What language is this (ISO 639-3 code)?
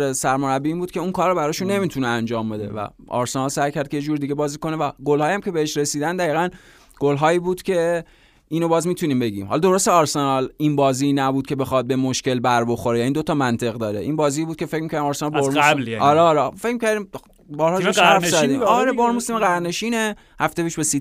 fas